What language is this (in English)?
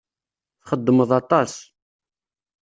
Kabyle